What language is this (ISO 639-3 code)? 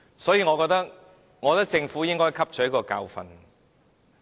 yue